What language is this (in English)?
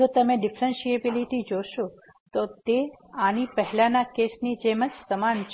Gujarati